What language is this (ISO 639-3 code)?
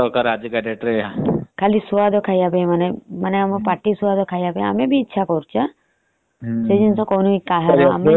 ori